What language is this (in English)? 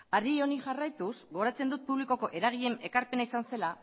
Basque